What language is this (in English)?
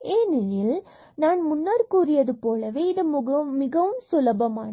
Tamil